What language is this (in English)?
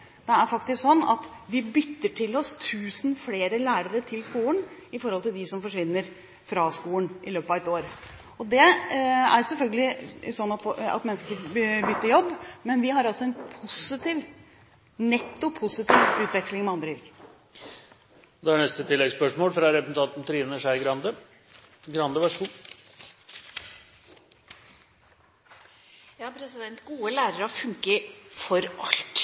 Norwegian